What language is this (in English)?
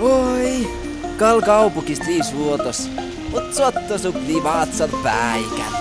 Finnish